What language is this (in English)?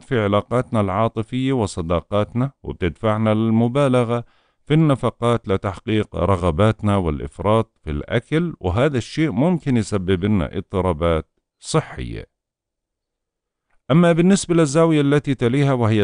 Arabic